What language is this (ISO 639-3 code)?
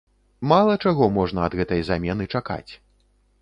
bel